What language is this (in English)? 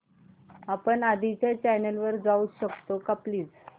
Marathi